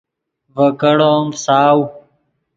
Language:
Yidgha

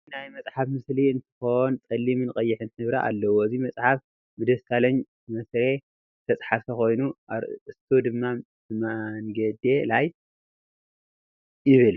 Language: Tigrinya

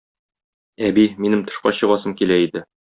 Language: Tatar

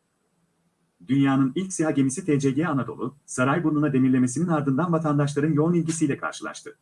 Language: Turkish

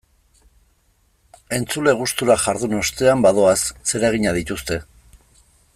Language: Basque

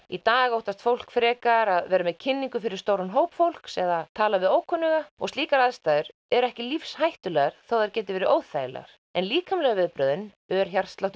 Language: Icelandic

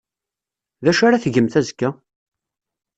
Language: Kabyle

